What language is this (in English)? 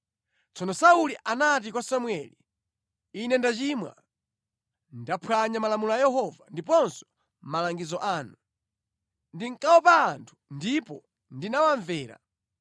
Nyanja